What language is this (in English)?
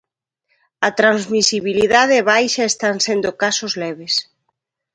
Galician